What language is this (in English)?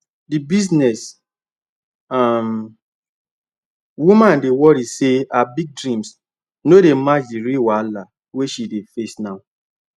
Nigerian Pidgin